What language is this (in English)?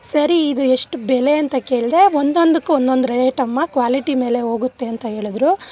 Kannada